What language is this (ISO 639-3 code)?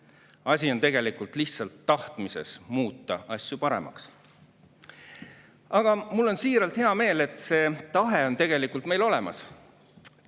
est